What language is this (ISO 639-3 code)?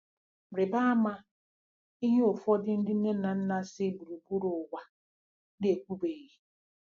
ibo